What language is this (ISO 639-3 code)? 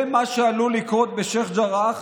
heb